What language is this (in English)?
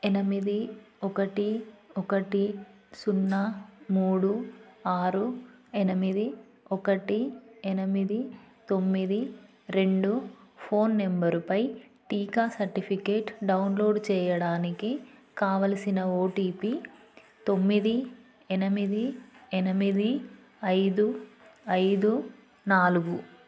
Telugu